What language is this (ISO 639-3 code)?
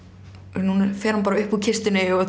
isl